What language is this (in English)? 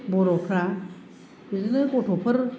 Bodo